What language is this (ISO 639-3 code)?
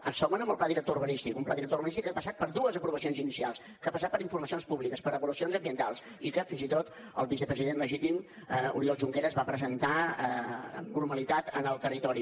cat